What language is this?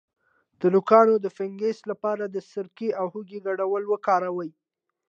Pashto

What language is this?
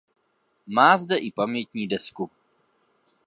Czech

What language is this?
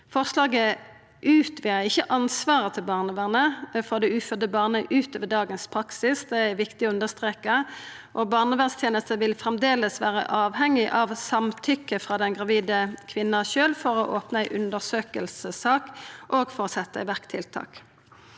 Norwegian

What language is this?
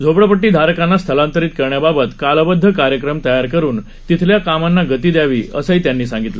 Marathi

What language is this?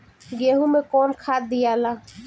Bhojpuri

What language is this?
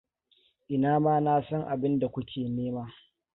Hausa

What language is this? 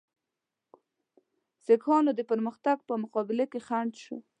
Pashto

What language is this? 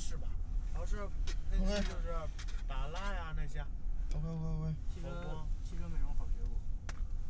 Chinese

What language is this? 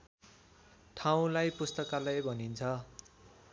Nepali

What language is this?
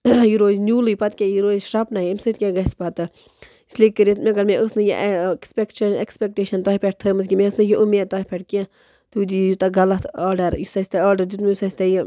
Kashmiri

